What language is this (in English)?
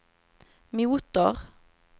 Swedish